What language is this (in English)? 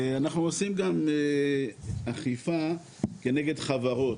Hebrew